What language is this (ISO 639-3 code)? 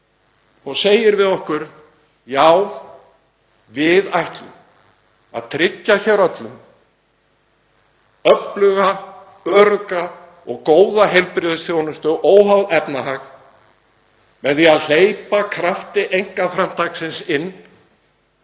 isl